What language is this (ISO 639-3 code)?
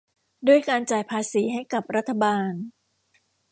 tha